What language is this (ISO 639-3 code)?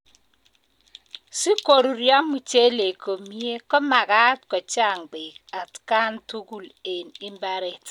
kln